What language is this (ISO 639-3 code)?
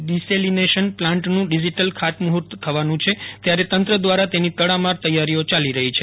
guj